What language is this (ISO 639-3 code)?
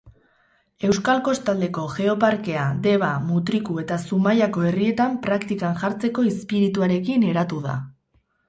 eus